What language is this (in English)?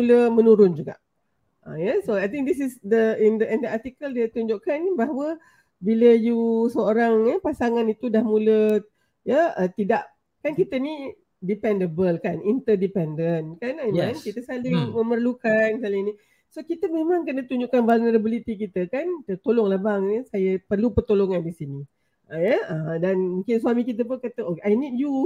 Malay